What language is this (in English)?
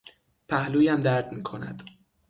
Persian